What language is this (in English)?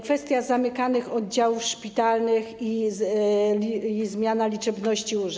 Polish